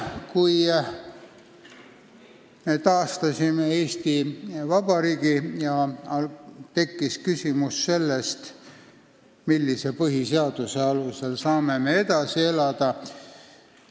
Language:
Estonian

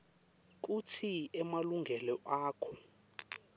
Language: Swati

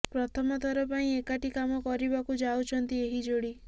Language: Odia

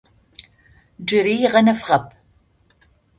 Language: Adyghe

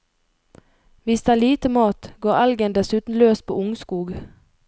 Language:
Norwegian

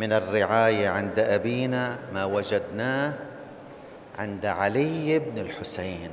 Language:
Arabic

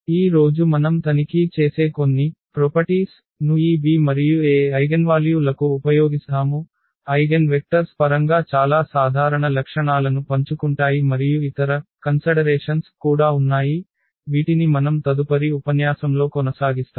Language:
Telugu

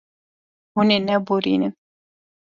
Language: Kurdish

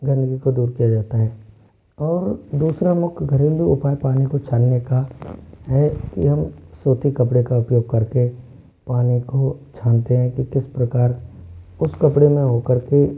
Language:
Hindi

